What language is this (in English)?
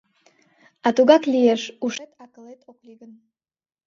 Mari